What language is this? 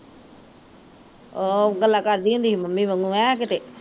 Punjabi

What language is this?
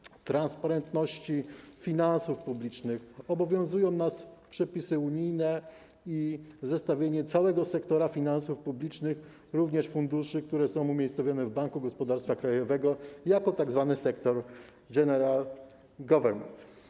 Polish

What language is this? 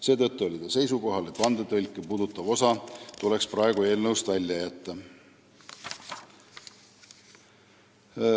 Estonian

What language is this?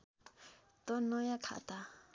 Nepali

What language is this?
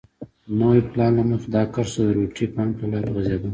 Pashto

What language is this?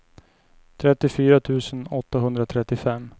Swedish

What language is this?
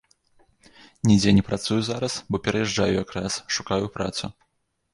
Belarusian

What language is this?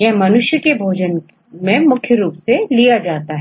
Hindi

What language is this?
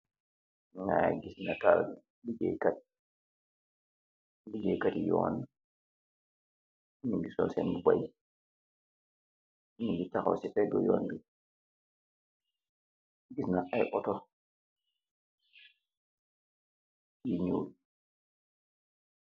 Wolof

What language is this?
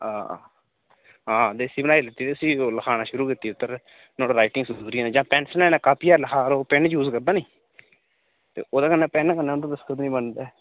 Dogri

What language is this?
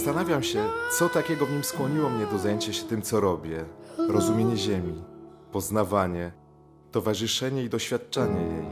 Polish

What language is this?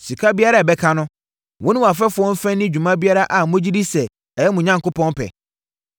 Akan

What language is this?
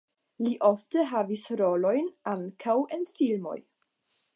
Esperanto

